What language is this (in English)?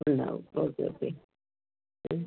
Malayalam